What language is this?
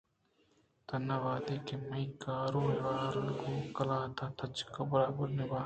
Eastern Balochi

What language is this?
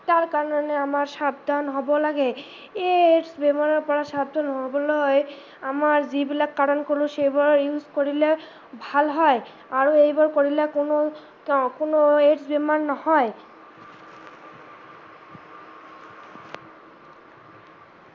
Assamese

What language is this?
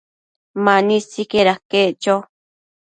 Matsés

